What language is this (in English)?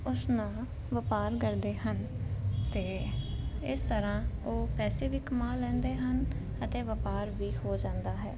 Punjabi